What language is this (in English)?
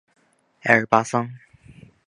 Chinese